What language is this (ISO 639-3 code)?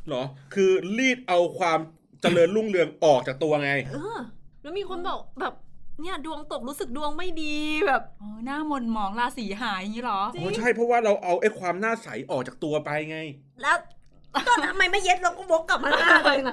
tha